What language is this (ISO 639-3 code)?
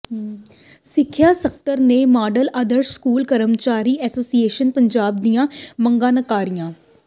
pan